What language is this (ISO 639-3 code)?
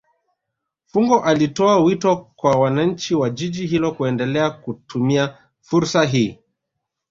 swa